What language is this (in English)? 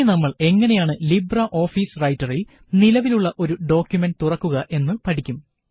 Malayalam